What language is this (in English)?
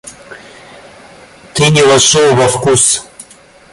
Russian